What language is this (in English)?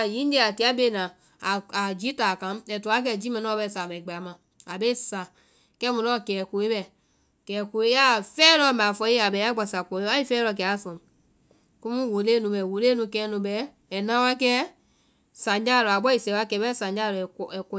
Vai